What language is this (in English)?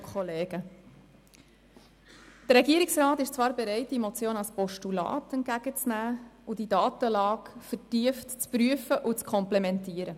Swiss German